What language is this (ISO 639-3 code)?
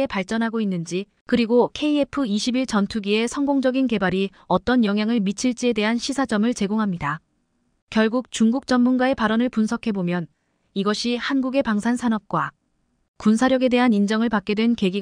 kor